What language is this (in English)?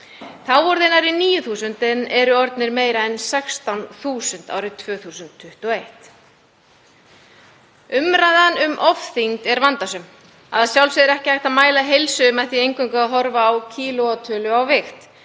Icelandic